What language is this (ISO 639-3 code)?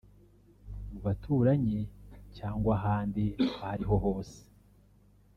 kin